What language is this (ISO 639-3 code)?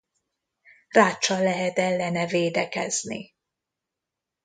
hun